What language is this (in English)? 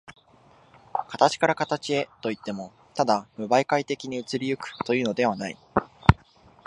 Japanese